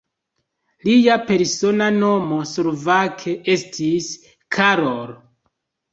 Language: Esperanto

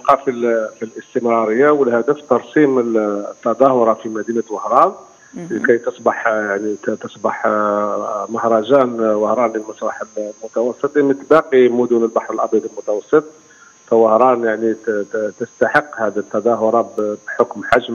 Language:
Arabic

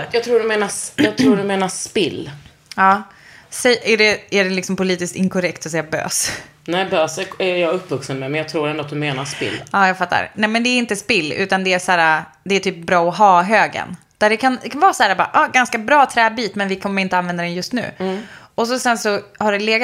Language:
Swedish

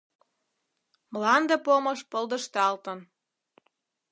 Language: Mari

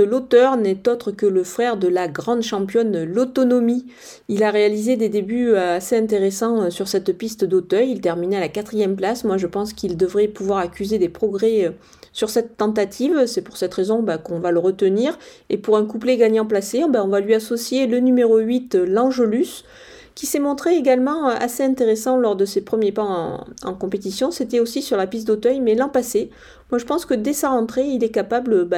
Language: French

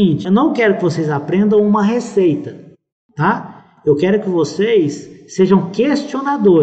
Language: Portuguese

